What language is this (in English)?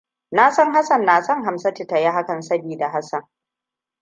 Hausa